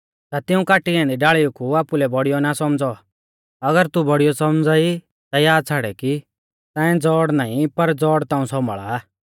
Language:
Mahasu Pahari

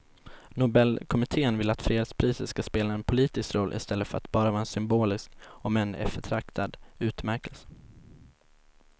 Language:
Swedish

